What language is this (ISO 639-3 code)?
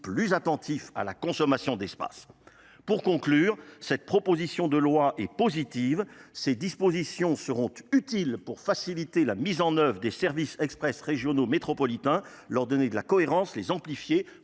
fra